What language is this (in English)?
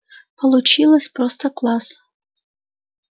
Russian